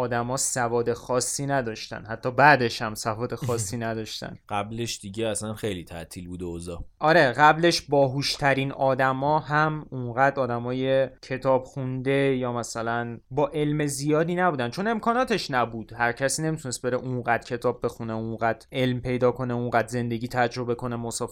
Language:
Persian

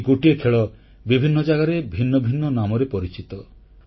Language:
Odia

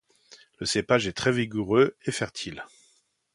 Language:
French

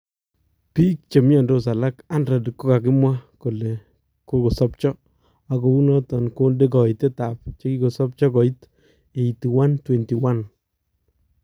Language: Kalenjin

